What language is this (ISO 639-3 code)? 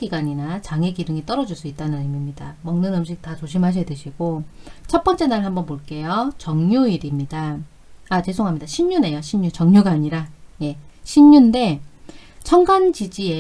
kor